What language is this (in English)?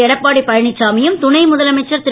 Tamil